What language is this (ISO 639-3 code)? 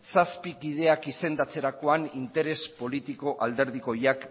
eus